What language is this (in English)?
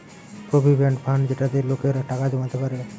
Bangla